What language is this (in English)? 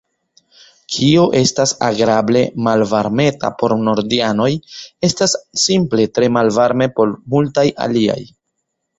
Esperanto